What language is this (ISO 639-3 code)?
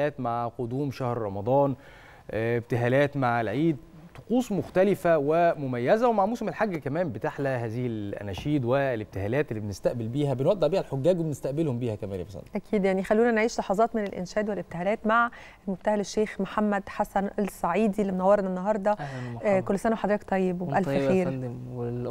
ara